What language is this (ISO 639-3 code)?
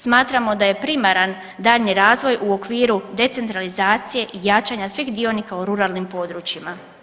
hrv